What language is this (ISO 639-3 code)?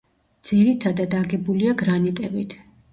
kat